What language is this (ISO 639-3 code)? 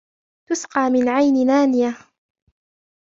ara